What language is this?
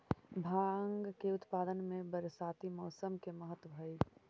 Magahi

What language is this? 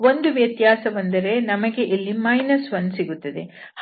Kannada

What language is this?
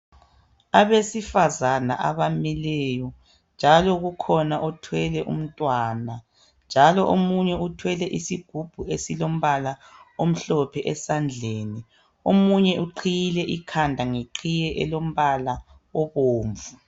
North Ndebele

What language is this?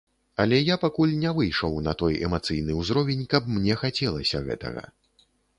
Belarusian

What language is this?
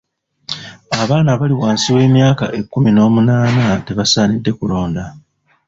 Ganda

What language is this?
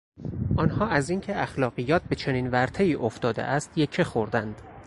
Persian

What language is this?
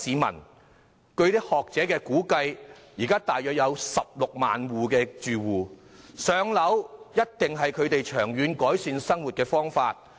Cantonese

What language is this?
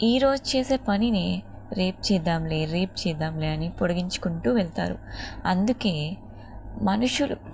Telugu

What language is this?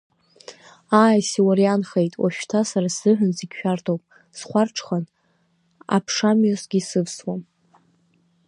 Abkhazian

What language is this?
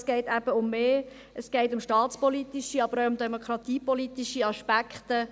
Swiss German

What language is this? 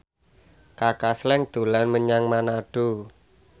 Javanese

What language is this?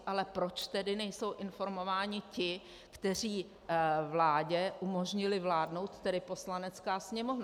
Czech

